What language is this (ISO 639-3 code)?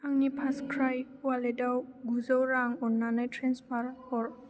brx